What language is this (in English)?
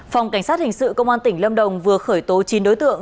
Vietnamese